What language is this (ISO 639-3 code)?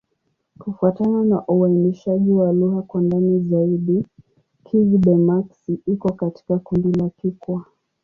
swa